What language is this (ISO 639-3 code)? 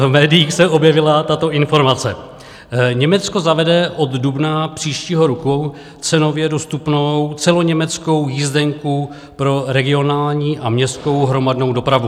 ces